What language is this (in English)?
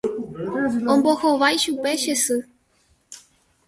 Guarani